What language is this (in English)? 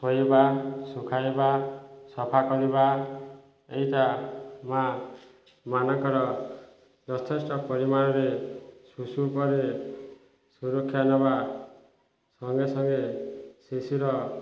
Odia